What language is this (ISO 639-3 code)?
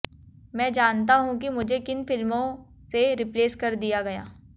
hin